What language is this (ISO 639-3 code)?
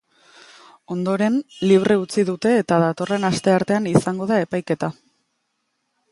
eus